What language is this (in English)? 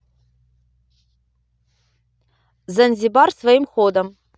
Russian